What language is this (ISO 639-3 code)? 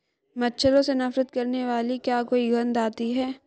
hin